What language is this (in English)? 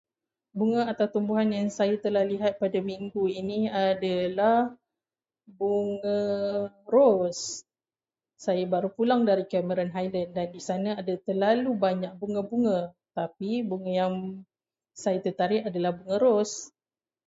Malay